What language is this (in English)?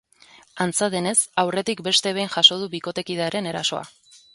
Basque